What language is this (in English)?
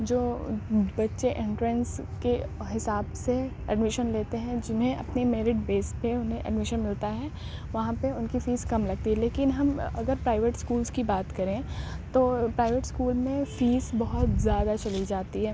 Urdu